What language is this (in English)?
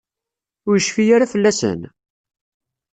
Kabyle